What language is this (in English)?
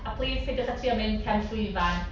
Welsh